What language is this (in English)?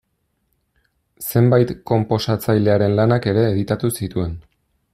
Basque